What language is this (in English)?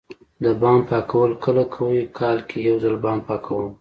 Pashto